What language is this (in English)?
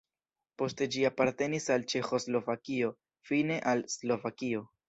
Esperanto